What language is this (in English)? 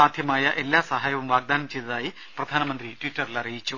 Malayalam